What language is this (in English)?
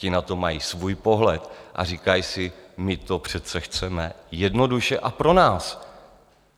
Czech